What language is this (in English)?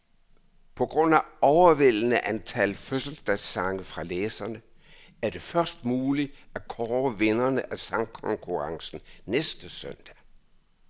Danish